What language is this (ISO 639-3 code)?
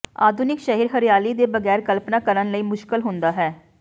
pan